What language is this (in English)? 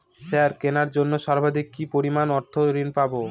Bangla